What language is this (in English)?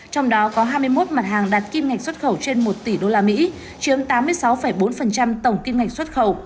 Vietnamese